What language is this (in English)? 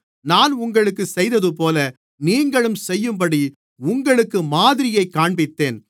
Tamil